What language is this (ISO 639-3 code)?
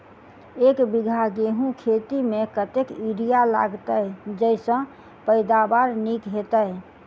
mai